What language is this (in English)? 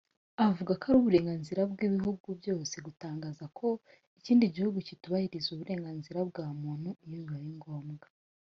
Kinyarwanda